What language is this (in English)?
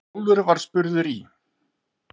Icelandic